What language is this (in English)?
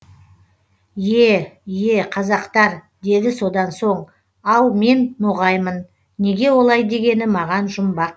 Kazakh